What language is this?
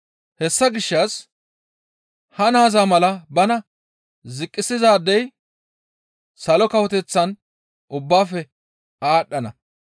Gamo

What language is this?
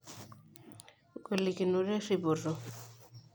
Masai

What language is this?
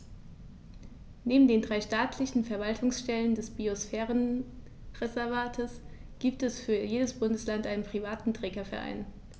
German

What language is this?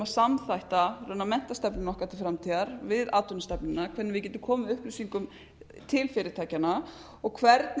Icelandic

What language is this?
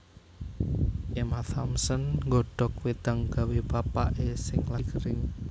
Javanese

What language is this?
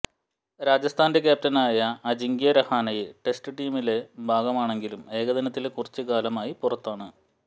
Malayalam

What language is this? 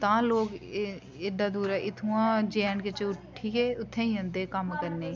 Dogri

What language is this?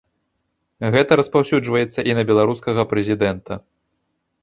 Belarusian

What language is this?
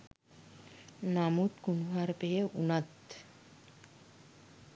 Sinhala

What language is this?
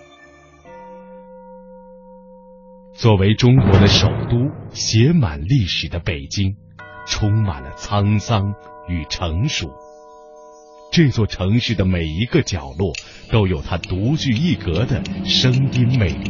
Chinese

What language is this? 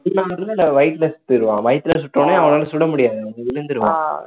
Tamil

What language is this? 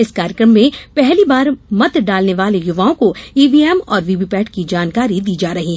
Hindi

